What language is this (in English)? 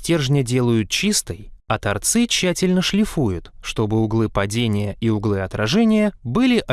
Russian